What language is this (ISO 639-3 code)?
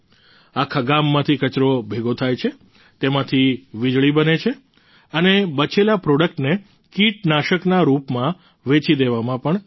guj